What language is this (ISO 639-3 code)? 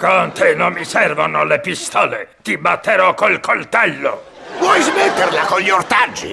ita